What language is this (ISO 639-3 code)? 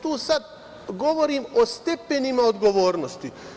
srp